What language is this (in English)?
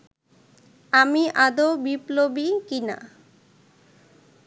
Bangla